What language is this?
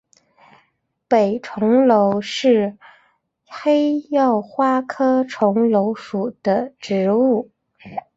Chinese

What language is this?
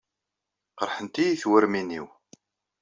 Kabyle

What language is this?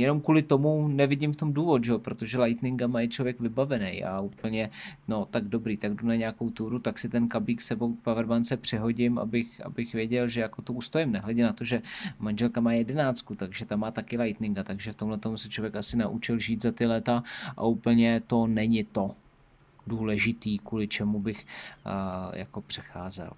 Czech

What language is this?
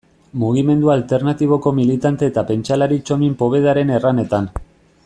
Basque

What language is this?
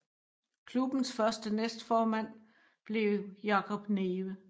Danish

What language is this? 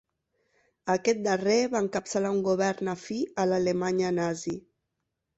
Catalan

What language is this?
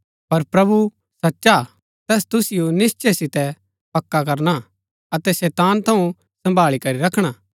Gaddi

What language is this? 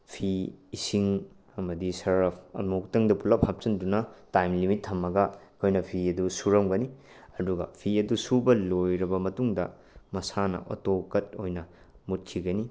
Manipuri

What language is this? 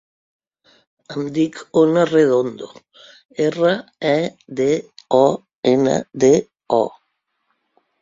Catalan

